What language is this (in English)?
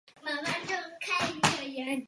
Chinese